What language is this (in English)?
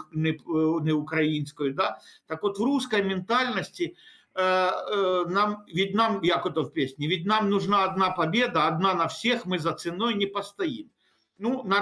Ukrainian